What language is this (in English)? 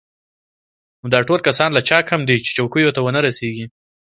Pashto